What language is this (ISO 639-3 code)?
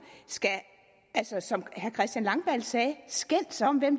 dan